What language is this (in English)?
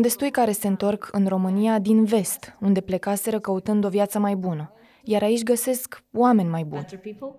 Romanian